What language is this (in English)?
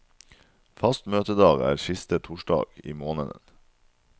Norwegian